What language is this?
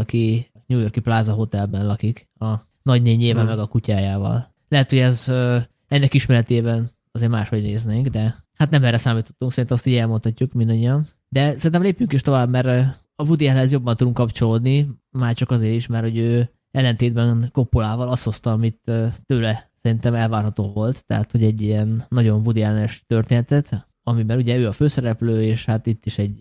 Hungarian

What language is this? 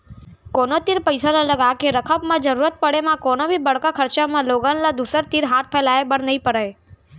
Chhattisgarhi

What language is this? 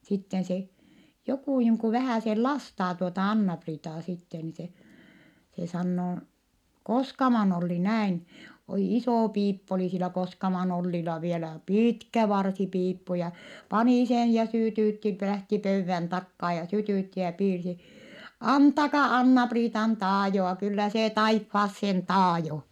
Finnish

